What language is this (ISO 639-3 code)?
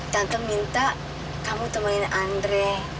ind